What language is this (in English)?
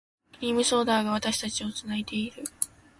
Japanese